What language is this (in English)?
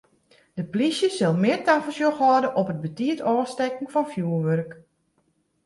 Western Frisian